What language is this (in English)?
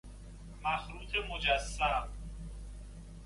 Persian